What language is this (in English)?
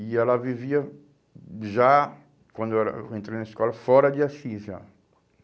Portuguese